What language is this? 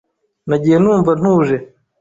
Kinyarwanda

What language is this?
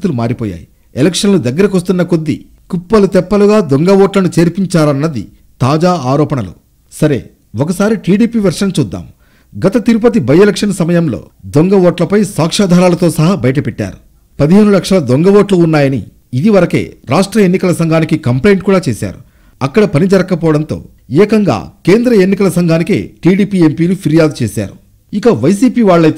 Telugu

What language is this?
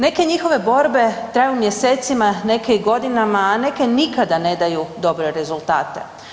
Croatian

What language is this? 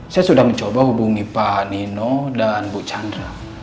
Indonesian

